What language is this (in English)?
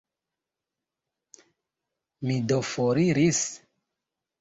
Esperanto